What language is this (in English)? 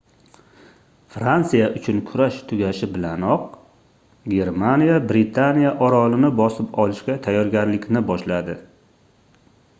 Uzbek